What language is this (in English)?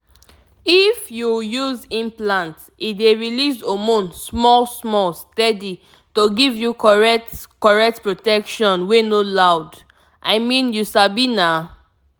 Nigerian Pidgin